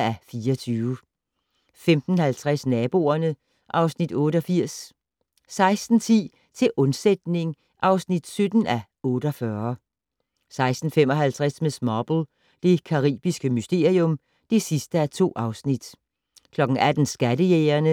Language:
Danish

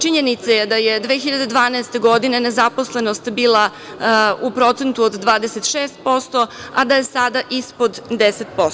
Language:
Serbian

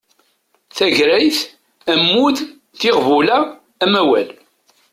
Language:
Kabyle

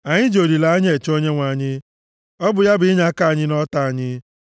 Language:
Igbo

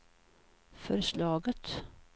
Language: Swedish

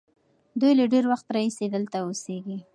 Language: Pashto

